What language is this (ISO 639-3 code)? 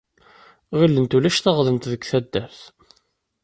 kab